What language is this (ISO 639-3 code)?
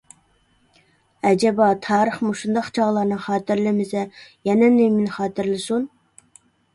uig